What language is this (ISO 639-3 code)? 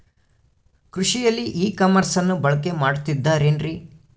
kan